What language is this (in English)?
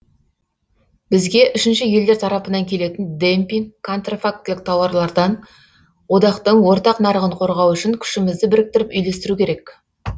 Kazakh